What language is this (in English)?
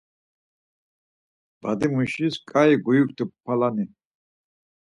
Laz